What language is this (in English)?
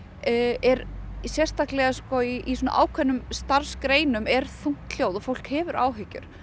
Icelandic